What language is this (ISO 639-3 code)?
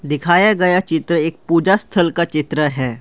hin